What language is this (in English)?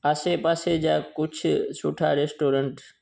Sindhi